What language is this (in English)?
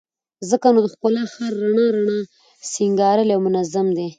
Pashto